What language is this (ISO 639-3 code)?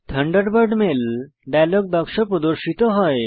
ben